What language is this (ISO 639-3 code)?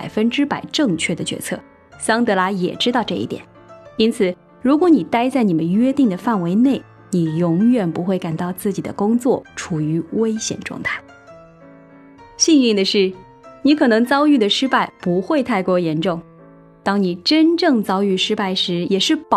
zho